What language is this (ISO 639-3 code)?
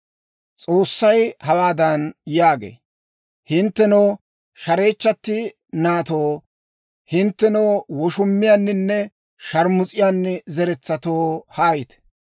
dwr